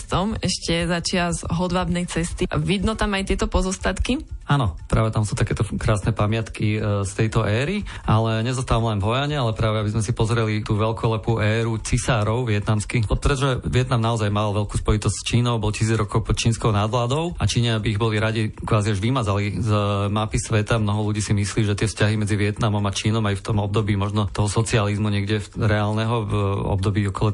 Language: Slovak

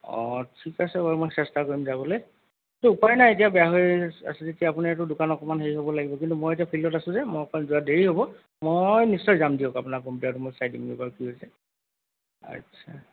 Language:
Assamese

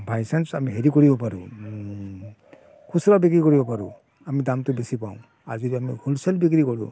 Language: Assamese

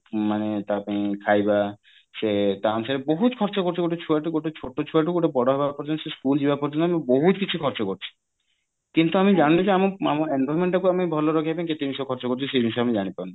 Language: Odia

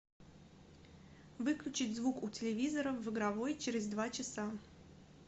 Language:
Russian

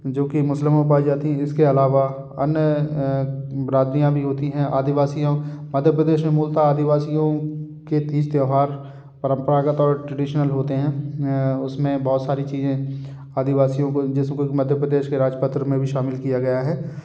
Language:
Hindi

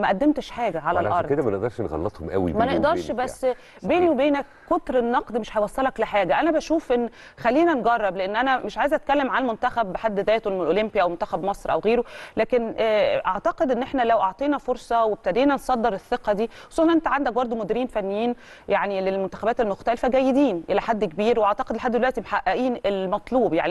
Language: Arabic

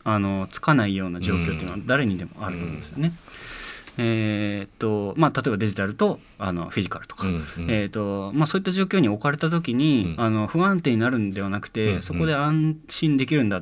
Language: Japanese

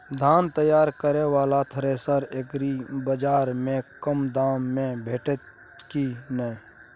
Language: Maithili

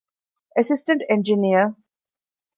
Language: Divehi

